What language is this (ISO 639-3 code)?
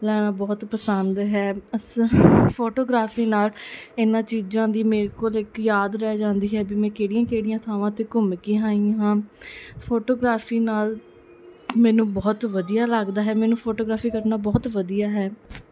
pan